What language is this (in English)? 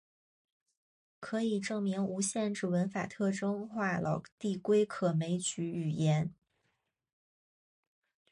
Chinese